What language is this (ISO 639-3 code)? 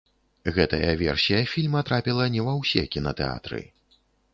bel